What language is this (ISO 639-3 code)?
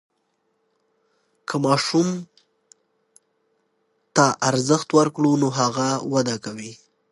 pus